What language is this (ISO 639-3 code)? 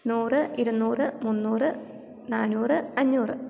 mal